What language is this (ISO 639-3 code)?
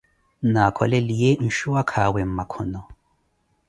eko